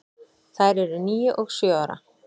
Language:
Icelandic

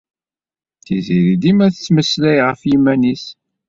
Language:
Kabyle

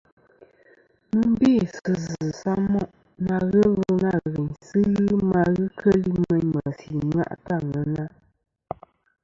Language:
Kom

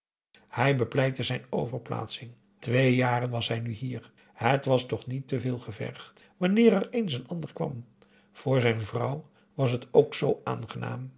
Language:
Dutch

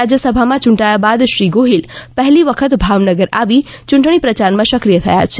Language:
Gujarati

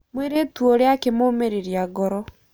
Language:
Kikuyu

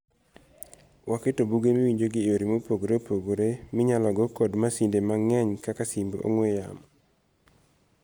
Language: Luo (Kenya and Tanzania)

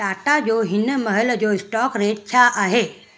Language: Sindhi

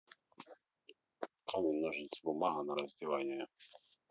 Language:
Russian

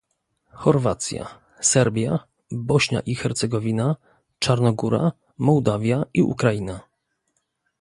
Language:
Polish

